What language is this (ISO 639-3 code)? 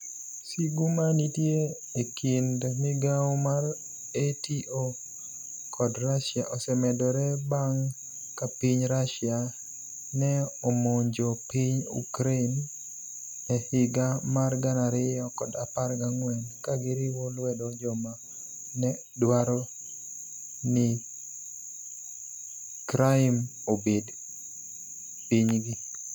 luo